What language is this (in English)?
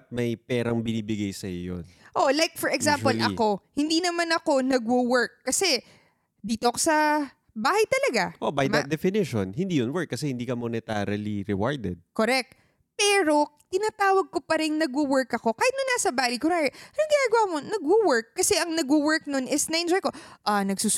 Filipino